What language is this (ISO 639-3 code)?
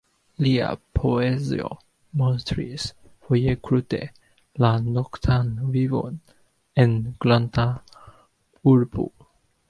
epo